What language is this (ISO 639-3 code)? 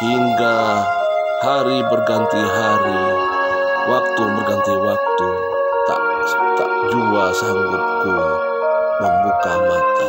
ind